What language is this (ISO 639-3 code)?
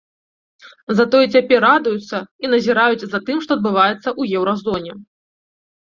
bel